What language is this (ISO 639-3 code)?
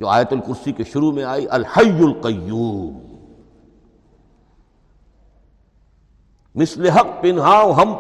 urd